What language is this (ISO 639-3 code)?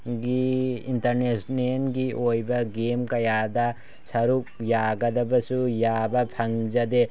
mni